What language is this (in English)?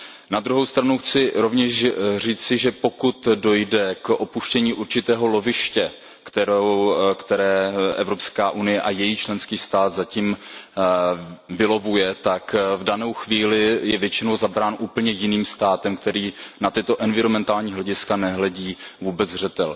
Czech